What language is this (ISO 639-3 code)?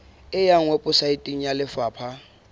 sot